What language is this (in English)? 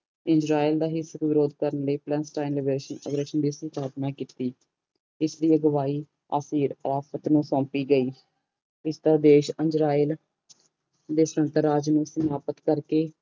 Punjabi